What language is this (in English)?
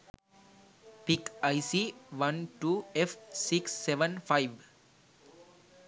Sinhala